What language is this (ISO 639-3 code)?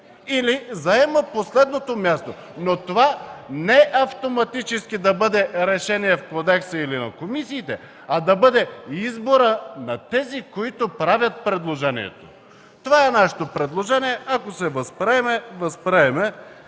bul